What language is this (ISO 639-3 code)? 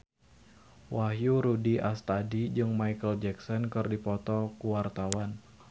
sun